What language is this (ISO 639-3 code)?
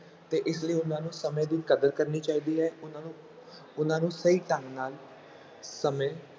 pan